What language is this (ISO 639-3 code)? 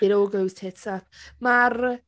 cym